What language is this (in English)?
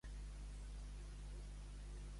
Catalan